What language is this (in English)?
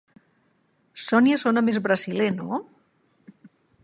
Catalan